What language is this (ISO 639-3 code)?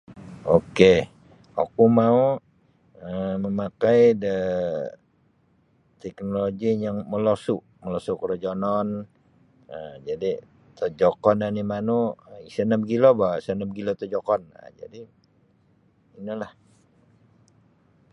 bsy